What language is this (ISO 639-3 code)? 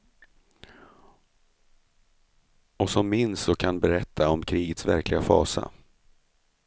swe